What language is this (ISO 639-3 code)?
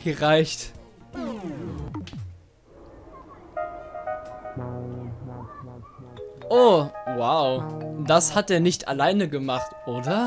deu